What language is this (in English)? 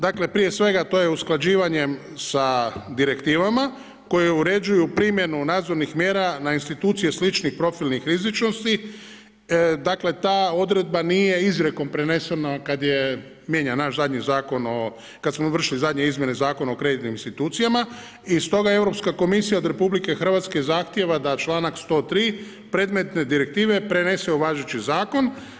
Croatian